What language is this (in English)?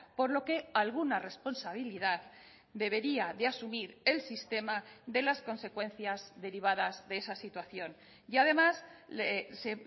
Spanish